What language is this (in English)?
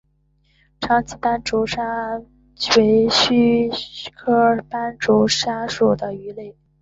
Chinese